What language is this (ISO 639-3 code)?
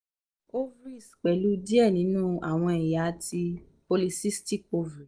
yor